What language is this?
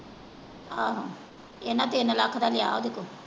Punjabi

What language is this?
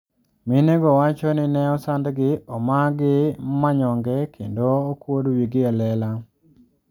Luo (Kenya and Tanzania)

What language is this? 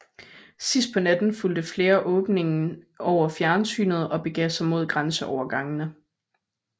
Danish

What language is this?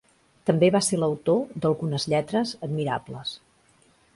Catalan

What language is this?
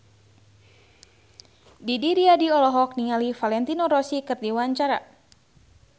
Sundanese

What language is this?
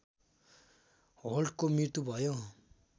Nepali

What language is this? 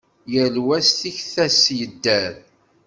Kabyle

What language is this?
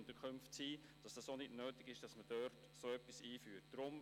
Swiss German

